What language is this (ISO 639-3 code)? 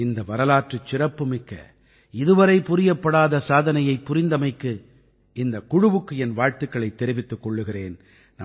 tam